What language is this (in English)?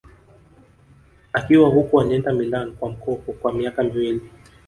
Swahili